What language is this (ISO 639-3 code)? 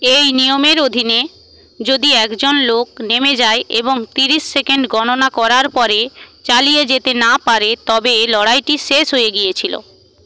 ben